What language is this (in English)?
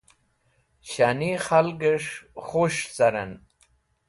Wakhi